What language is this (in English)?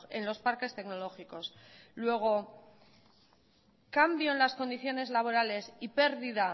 Spanish